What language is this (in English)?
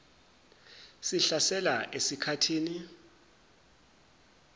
Zulu